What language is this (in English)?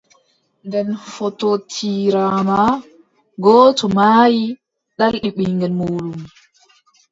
Adamawa Fulfulde